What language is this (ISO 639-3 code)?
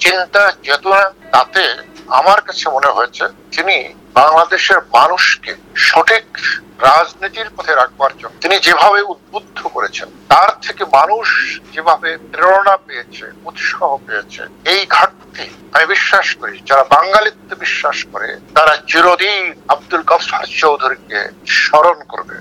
ben